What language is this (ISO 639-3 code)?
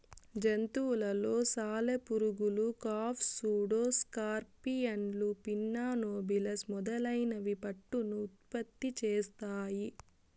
tel